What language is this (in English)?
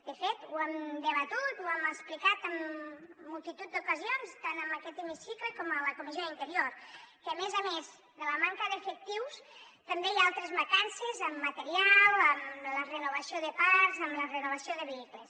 Catalan